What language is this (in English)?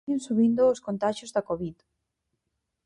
Galician